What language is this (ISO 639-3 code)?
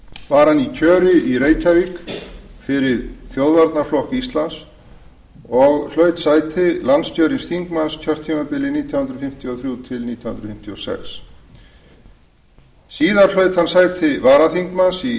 isl